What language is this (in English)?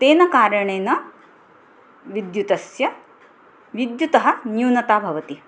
Sanskrit